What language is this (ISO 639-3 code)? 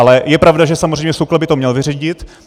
ces